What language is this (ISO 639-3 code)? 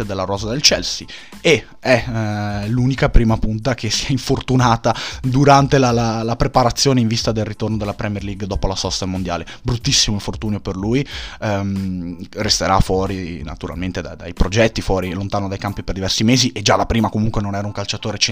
ita